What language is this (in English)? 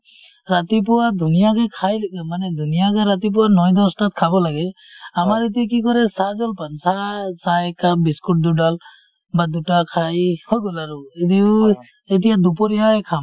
Assamese